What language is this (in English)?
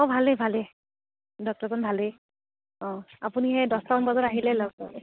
Assamese